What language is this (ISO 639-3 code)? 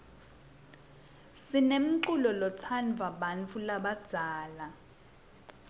ssw